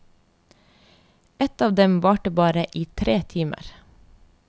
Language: Norwegian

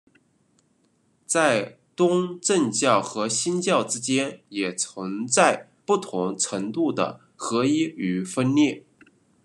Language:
Chinese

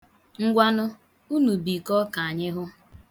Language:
Igbo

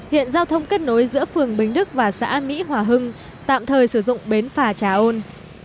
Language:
Vietnamese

